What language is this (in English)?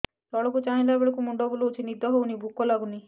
Odia